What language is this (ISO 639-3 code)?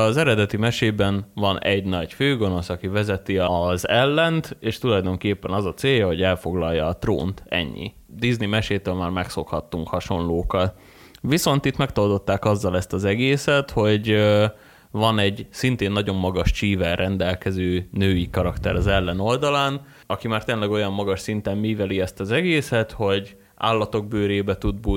hun